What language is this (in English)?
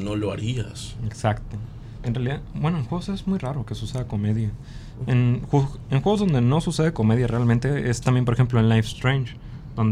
Spanish